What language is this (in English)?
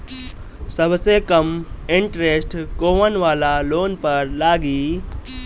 Bhojpuri